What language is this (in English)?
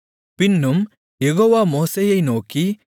Tamil